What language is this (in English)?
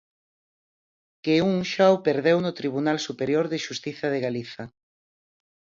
Galician